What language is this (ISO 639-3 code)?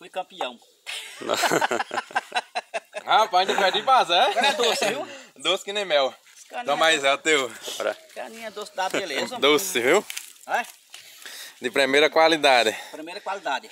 por